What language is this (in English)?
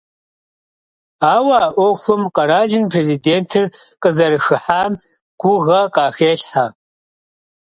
Kabardian